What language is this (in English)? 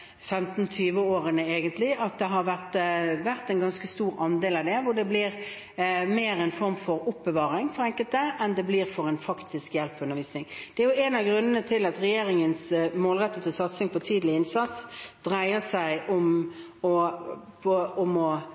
Norwegian Bokmål